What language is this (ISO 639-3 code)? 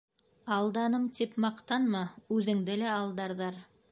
bak